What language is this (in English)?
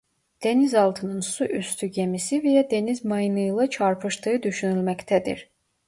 Turkish